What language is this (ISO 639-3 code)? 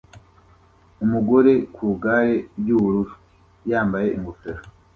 kin